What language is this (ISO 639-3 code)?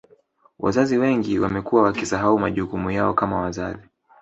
swa